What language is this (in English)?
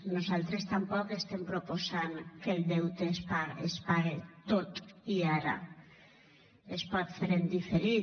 Catalan